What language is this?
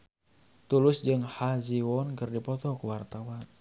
Sundanese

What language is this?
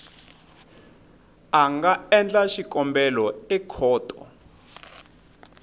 Tsonga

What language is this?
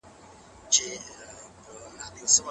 Pashto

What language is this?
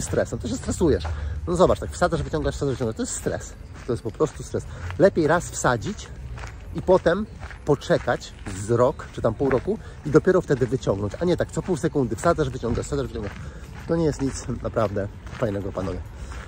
Polish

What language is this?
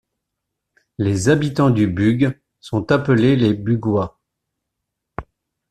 French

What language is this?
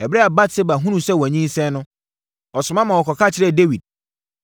Akan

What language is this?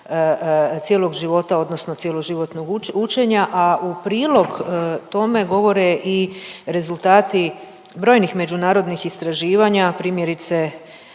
Croatian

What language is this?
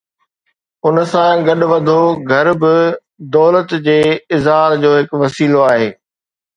Sindhi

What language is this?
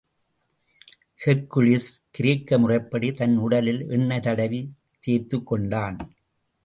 Tamil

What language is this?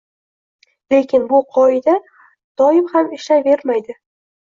Uzbek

